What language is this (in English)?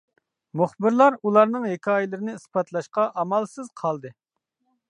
Uyghur